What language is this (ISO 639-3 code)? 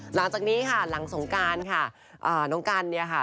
tha